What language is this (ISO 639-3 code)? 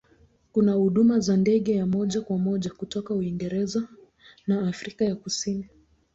swa